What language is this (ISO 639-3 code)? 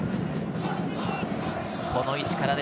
jpn